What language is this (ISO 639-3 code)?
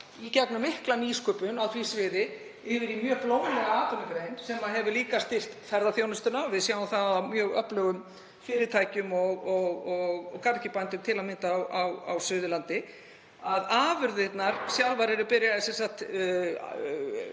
isl